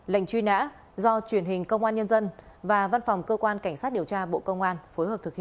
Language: Vietnamese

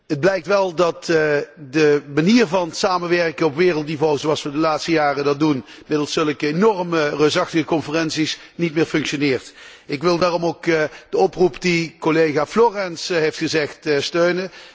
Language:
Dutch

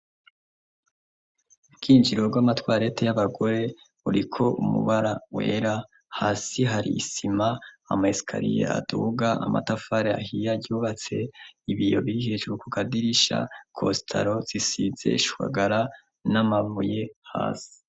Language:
Rundi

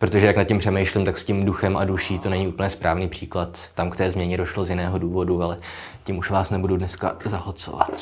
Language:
Czech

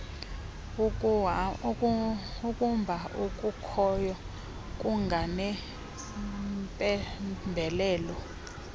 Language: Xhosa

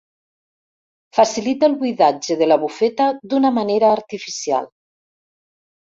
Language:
Catalan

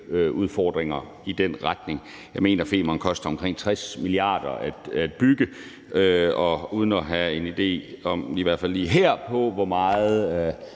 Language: Danish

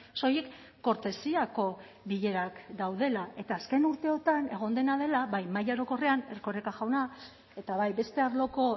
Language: Basque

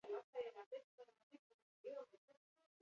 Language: Basque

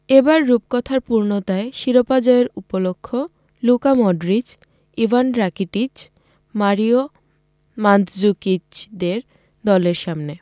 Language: Bangla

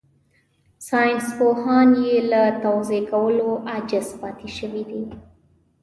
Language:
Pashto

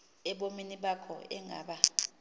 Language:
Xhosa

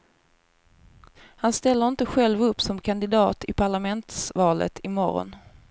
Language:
Swedish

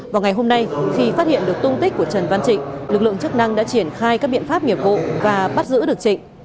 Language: Vietnamese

